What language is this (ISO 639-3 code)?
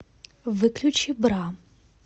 rus